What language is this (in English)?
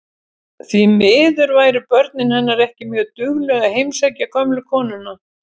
Icelandic